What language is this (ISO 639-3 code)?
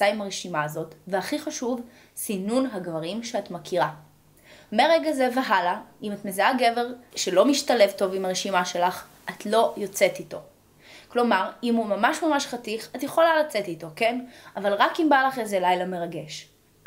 heb